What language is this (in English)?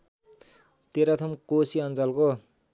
Nepali